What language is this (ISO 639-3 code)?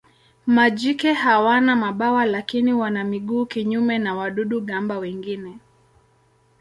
swa